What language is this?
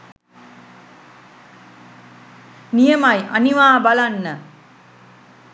Sinhala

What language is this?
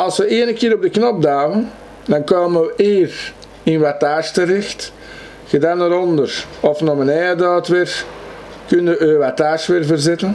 Dutch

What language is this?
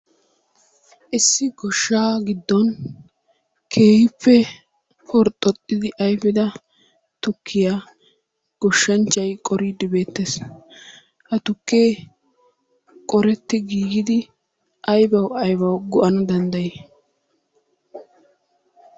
Wolaytta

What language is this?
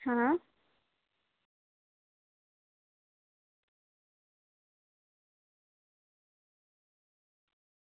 Gujarati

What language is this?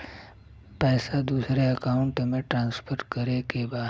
Bhojpuri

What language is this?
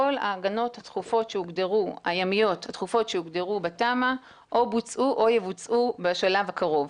Hebrew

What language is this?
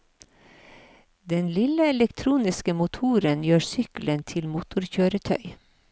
Norwegian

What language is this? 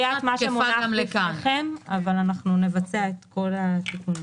Hebrew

